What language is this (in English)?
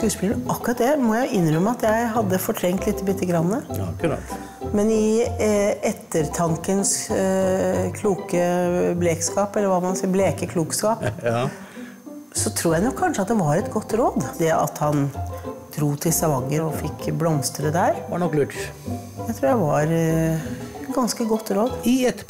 Norwegian